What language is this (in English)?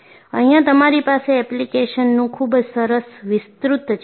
Gujarati